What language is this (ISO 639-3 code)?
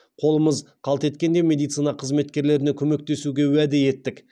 kaz